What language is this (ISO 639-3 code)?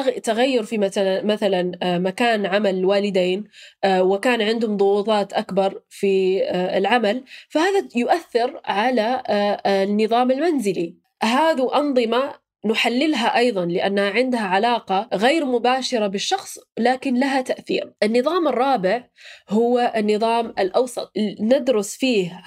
ara